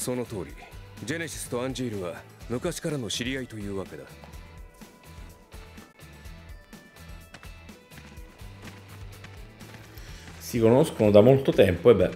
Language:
Italian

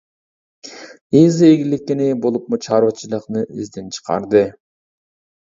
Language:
Uyghur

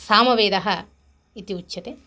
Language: Sanskrit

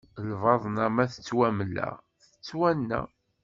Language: Kabyle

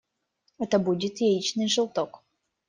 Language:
Russian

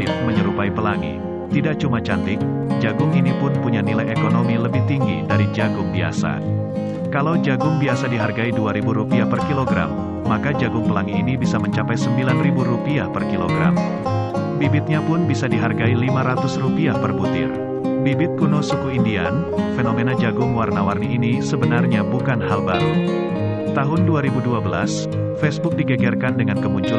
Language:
Indonesian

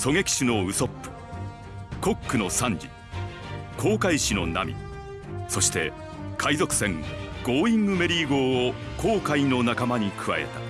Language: Japanese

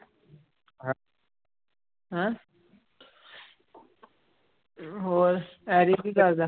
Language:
Punjabi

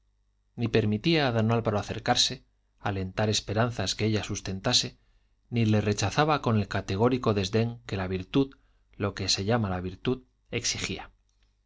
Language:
Spanish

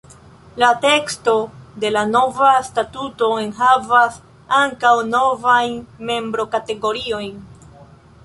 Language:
Esperanto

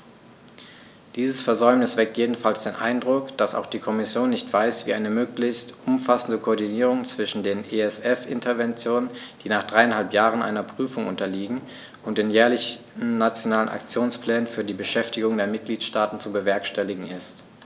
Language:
German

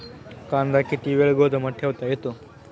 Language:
Marathi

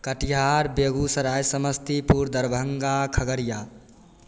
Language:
Maithili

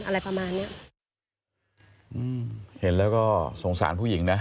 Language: Thai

